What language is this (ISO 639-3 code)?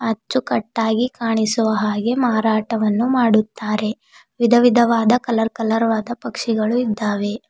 kan